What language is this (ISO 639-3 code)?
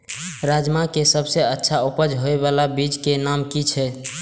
mai